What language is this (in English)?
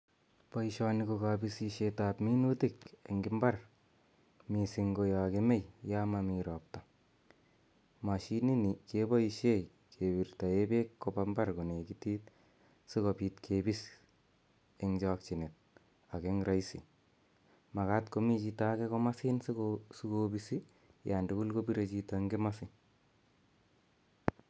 Kalenjin